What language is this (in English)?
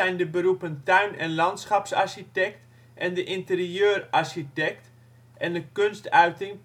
Dutch